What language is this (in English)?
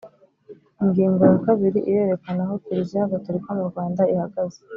Kinyarwanda